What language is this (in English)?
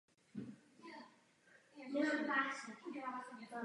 Czech